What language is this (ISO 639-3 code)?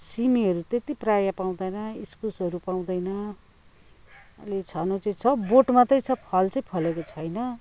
nep